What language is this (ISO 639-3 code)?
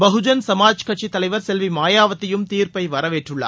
tam